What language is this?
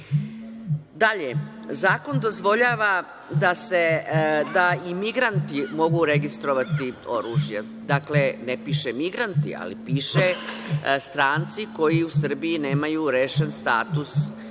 Serbian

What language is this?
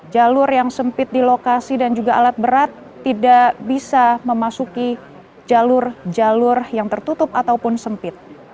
Indonesian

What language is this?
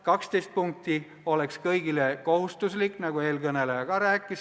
Estonian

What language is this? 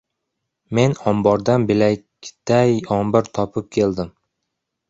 Uzbek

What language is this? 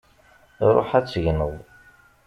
Kabyle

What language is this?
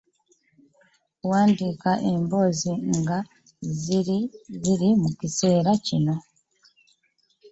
Ganda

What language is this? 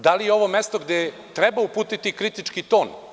Serbian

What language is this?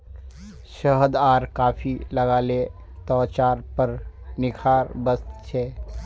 Magahi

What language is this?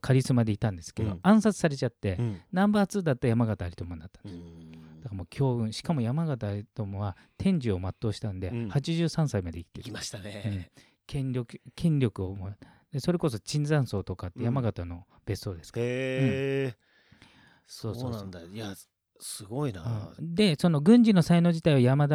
Japanese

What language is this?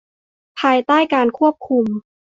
Thai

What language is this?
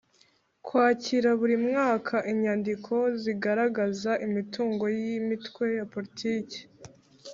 Kinyarwanda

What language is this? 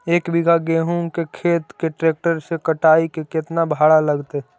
Magahi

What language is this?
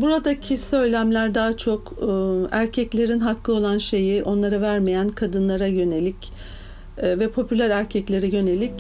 Turkish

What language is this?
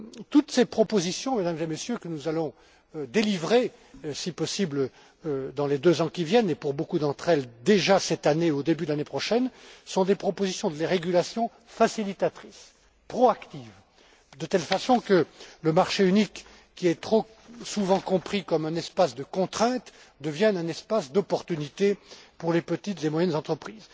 French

